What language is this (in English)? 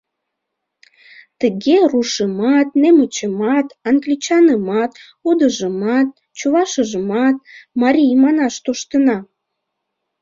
Mari